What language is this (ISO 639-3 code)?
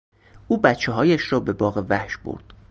fas